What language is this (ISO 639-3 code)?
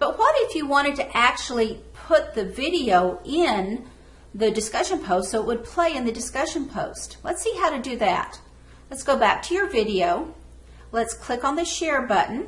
eng